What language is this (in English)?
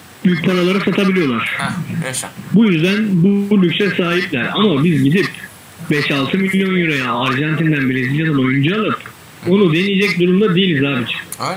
Turkish